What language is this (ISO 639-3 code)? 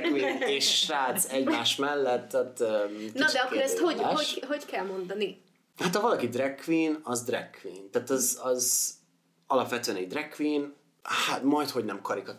hun